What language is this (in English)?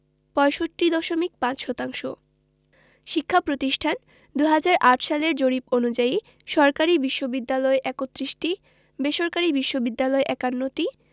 Bangla